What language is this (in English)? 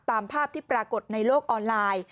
Thai